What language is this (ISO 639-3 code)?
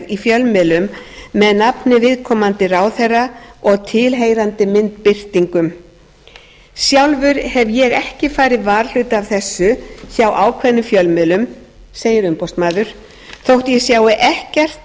isl